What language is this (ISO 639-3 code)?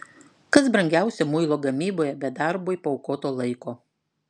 lit